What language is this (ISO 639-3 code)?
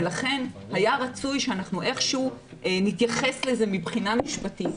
heb